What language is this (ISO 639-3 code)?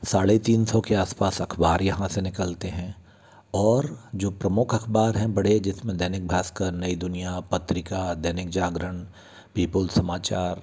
hin